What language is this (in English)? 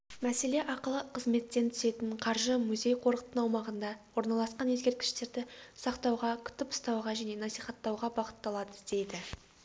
Kazakh